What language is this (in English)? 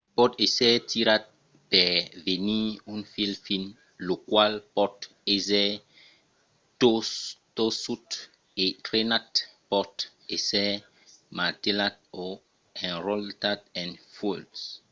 Occitan